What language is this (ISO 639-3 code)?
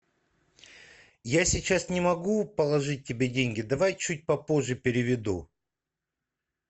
rus